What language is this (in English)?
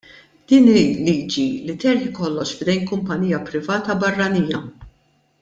Maltese